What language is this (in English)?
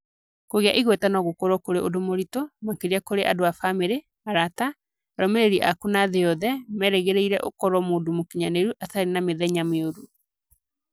Kikuyu